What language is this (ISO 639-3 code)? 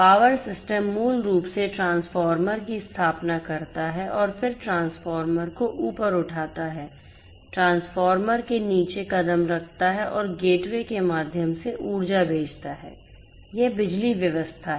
hin